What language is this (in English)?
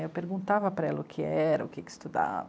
Portuguese